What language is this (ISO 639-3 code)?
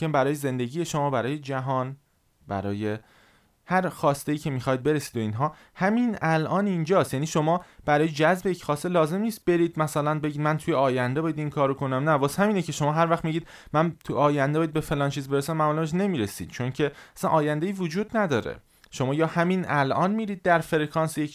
fas